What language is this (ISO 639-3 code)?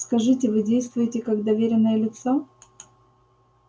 rus